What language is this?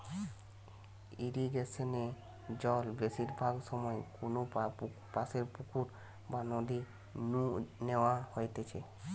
Bangla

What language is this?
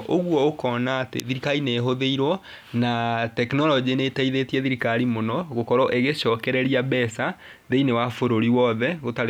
Kikuyu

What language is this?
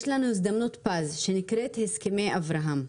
Hebrew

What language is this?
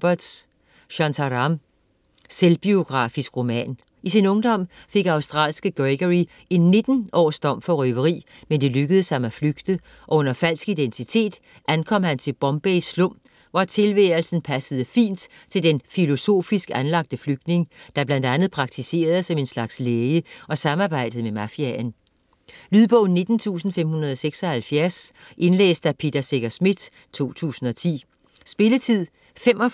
Danish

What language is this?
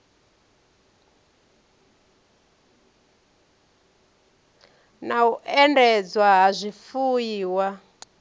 Venda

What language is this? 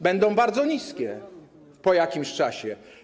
Polish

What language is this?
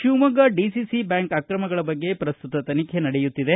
Kannada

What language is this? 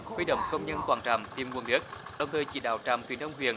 Vietnamese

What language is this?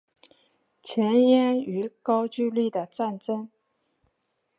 Chinese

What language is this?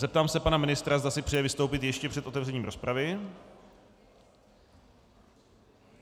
Czech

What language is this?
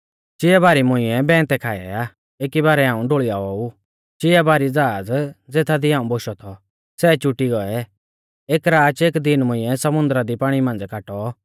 Mahasu Pahari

